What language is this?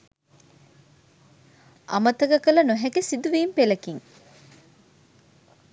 Sinhala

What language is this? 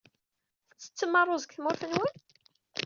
Kabyle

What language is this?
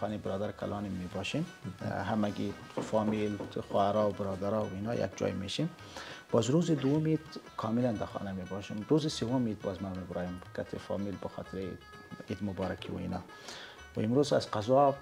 Persian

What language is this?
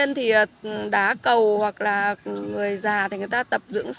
Vietnamese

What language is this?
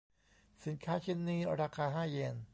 Thai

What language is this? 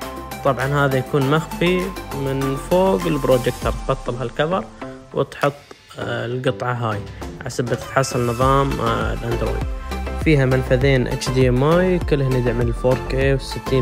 Arabic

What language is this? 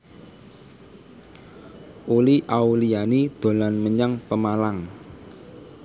Javanese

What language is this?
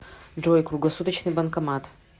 Russian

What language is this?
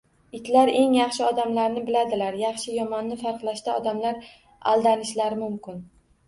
Uzbek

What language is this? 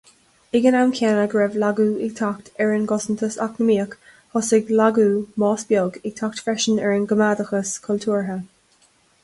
Irish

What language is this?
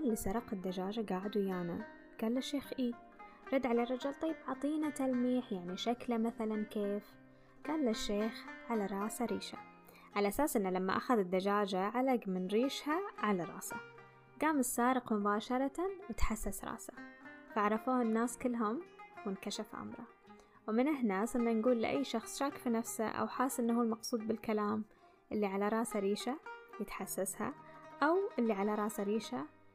Arabic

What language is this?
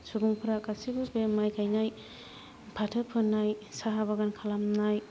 Bodo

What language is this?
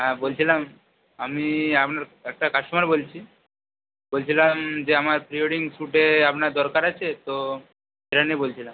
Bangla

